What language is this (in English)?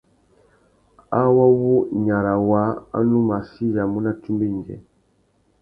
Tuki